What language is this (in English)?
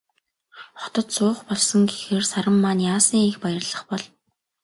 Mongolian